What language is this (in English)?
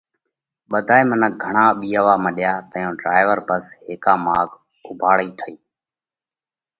Parkari Koli